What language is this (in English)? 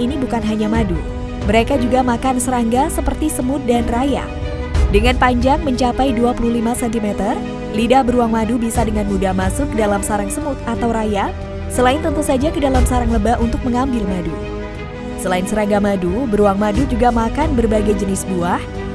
Indonesian